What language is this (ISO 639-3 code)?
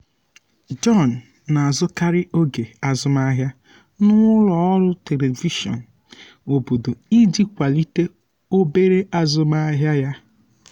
ibo